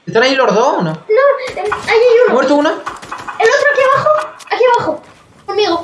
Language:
Spanish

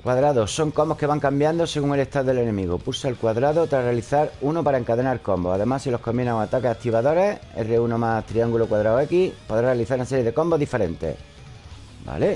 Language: Spanish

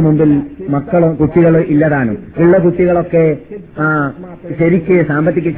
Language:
Malayalam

